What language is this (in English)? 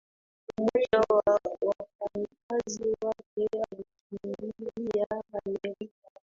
Swahili